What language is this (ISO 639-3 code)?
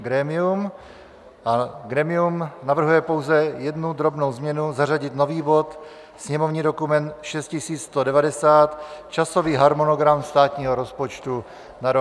ces